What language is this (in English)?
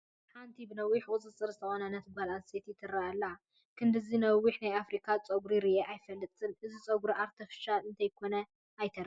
Tigrinya